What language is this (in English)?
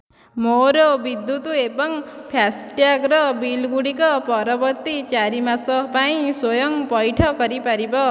Odia